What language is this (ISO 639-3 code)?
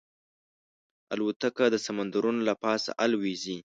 pus